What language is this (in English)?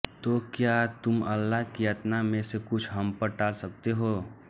Hindi